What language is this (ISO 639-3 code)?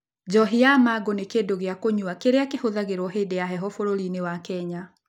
kik